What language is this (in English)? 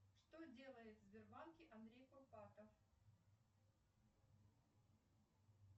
Russian